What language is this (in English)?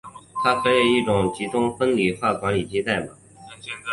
Chinese